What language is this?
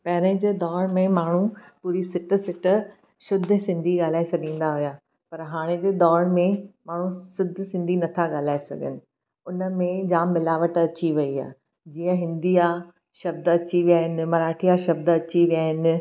Sindhi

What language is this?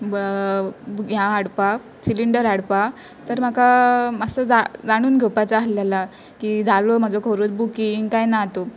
Konkani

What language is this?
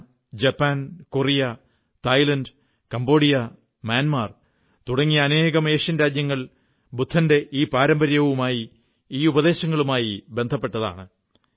Malayalam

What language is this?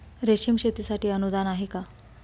Marathi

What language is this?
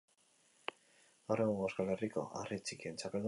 Basque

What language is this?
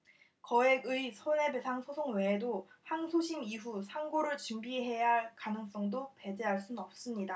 Korean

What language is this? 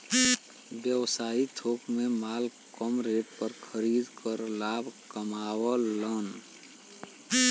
Bhojpuri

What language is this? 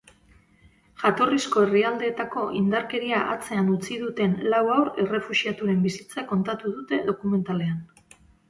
Basque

